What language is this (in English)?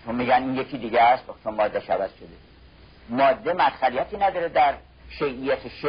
Persian